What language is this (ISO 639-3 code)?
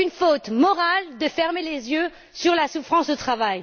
fra